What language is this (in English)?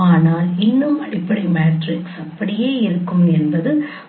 Tamil